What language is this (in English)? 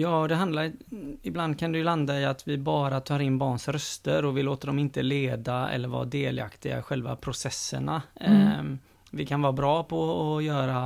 Swedish